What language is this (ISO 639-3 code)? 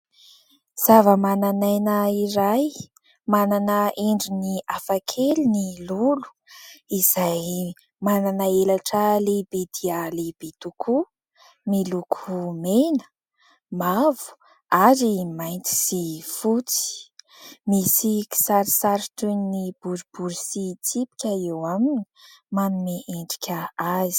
mlg